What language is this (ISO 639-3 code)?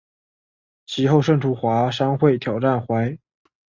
zho